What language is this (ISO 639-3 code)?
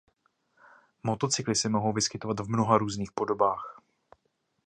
ces